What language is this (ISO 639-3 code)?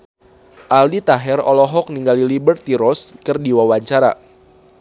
sun